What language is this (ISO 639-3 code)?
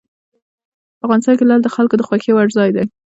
pus